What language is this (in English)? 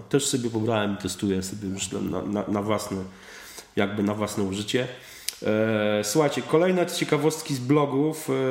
Polish